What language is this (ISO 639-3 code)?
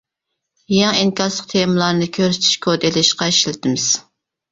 uig